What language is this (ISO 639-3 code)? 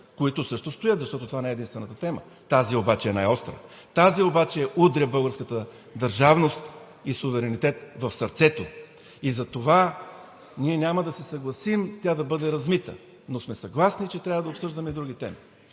bul